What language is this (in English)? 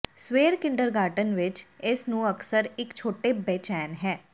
Punjabi